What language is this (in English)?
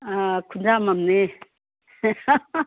Manipuri